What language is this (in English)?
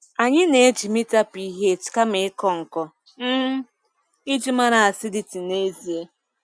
Igbo